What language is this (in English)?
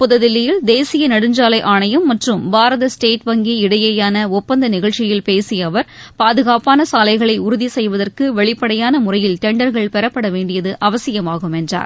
Tamil